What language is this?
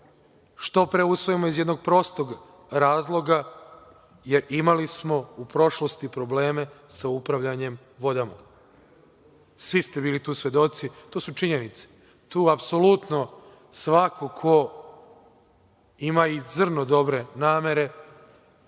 Serbian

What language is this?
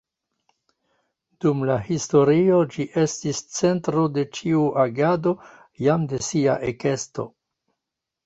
Esperanto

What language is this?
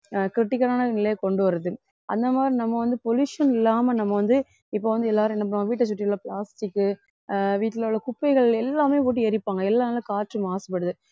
Tamil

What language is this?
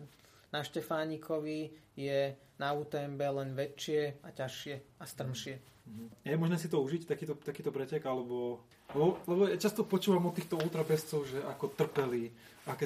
Slovak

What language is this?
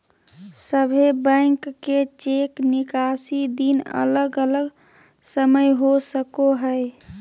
Magahi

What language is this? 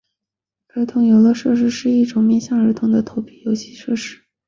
Chinese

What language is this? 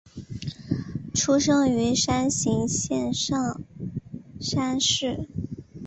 Chinese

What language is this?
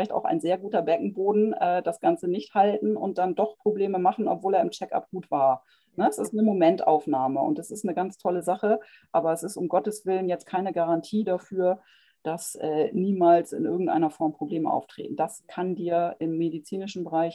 German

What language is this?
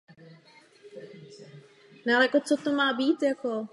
Czech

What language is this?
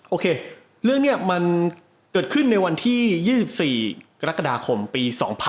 Thai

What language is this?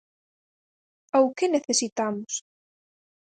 Galician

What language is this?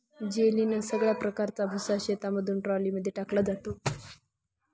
Marathi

